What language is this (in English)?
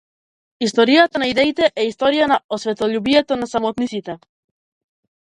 Macedonian